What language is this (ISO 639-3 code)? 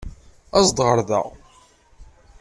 kab